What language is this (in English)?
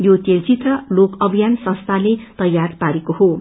Nepali